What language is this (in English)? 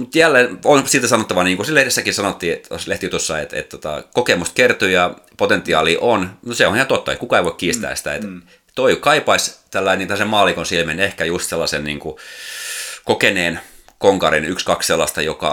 Finnish